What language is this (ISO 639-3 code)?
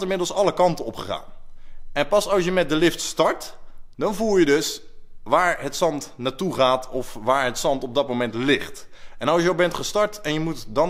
nld